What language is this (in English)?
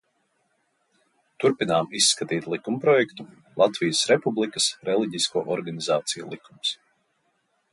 Latvian